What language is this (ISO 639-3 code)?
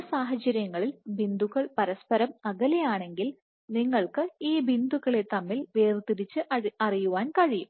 mal